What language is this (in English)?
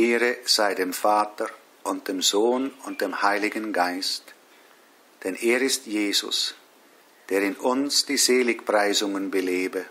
German